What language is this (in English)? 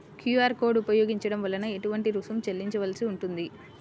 Telugu